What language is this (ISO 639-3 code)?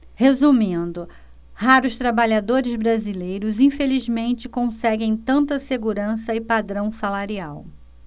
por